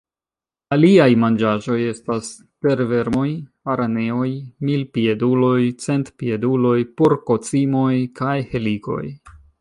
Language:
Esperanto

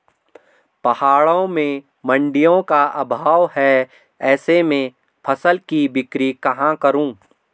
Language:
Hindi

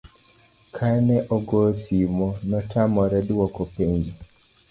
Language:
Luo (Kenya and Tanzania)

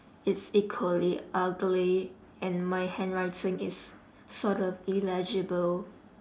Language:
English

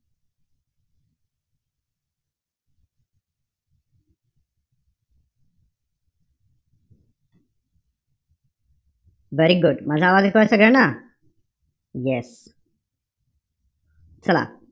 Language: Marathi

